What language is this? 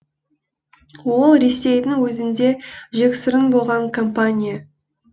Kazakh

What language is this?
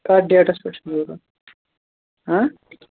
Kashmiri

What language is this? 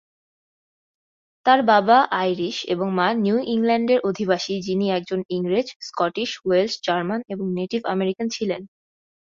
Bangla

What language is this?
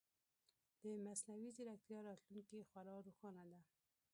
Pashto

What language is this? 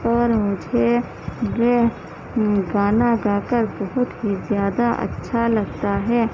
Urdu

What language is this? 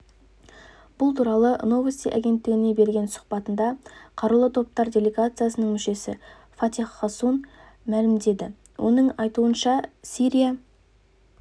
Kazakh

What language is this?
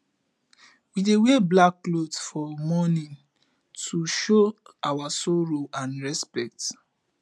Nigerian Pidgin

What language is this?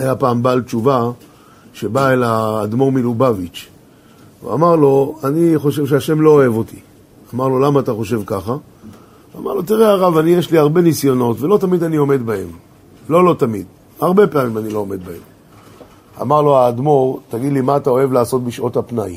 Hebrew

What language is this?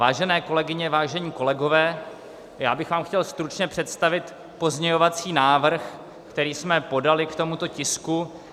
Czech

